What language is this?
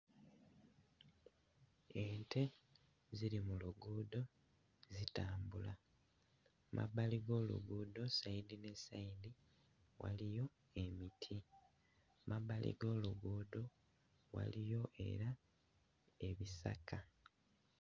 Ganda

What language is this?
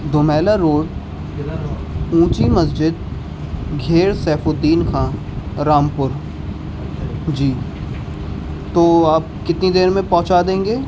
Urdu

